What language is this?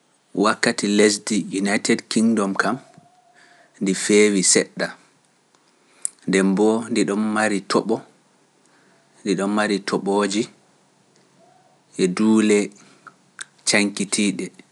Pular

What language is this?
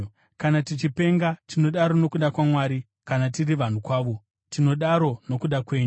Shona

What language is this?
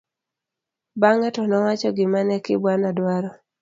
Luo (Kenya and Tanzania)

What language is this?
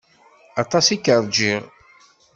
Kabyle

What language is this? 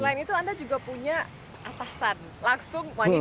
Indonesian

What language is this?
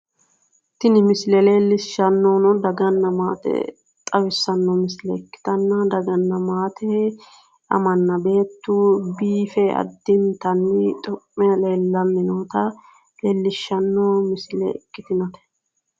Sidamo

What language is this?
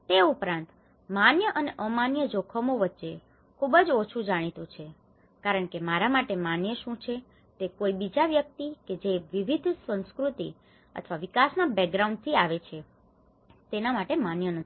Gujarati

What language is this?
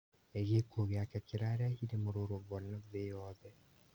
Kikuyu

